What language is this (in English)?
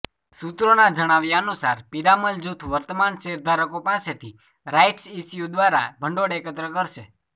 Gujarati